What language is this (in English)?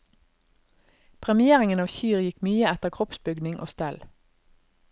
Norwegian